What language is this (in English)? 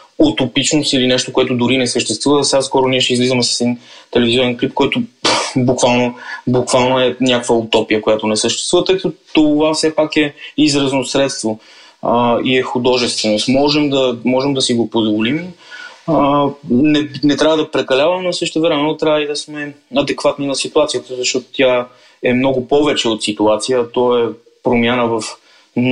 Bulgarian